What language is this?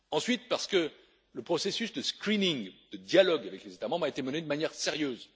French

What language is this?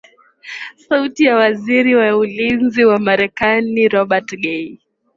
Swahili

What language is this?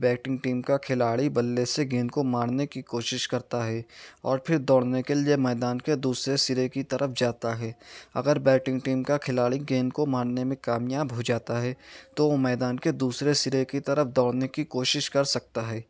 Urdu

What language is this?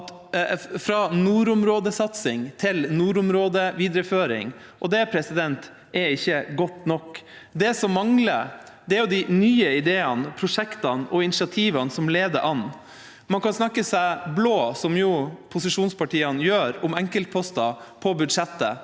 Norwegian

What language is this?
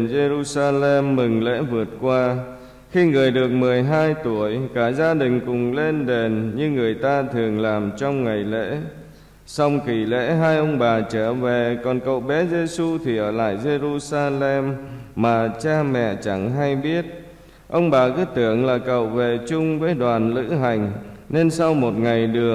Vietnamese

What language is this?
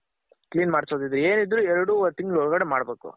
Kannada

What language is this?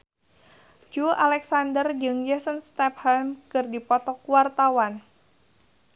Sundanese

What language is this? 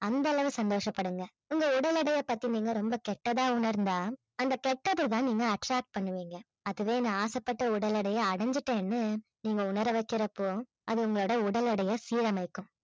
Tamil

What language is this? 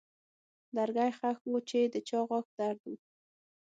Pashto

